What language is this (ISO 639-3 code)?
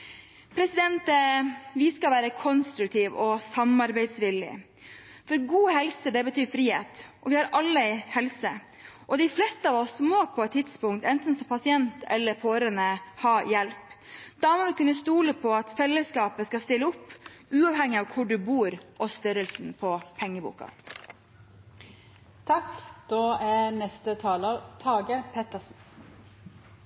nob